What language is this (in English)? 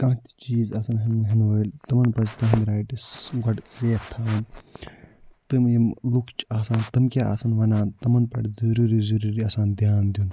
Kashmiri